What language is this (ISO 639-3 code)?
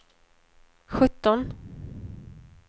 swe